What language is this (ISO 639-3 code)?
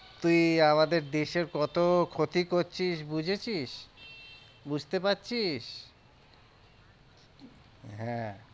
ben